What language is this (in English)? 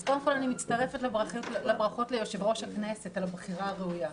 Hebrew